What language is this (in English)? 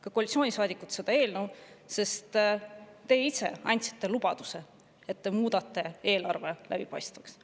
Estonian